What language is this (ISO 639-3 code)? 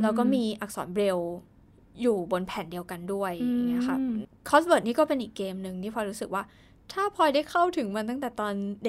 tha